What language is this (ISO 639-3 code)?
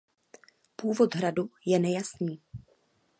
ces